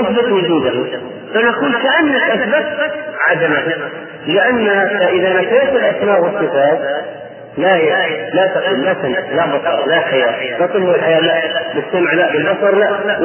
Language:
Arabic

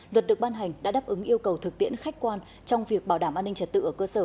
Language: Vietnamese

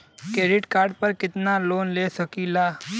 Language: Bhojpuri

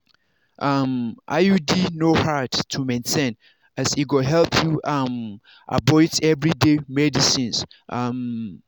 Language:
Nigerian Pidgin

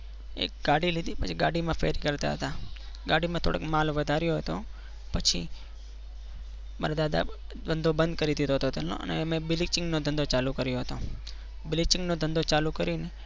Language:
Gujarati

